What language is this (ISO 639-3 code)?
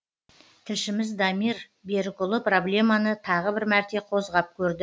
kaz